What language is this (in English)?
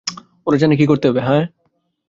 Bangla